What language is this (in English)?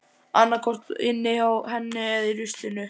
Icelandic